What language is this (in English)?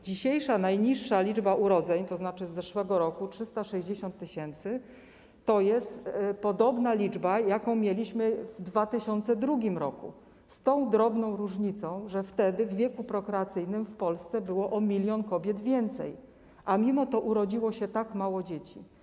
Polish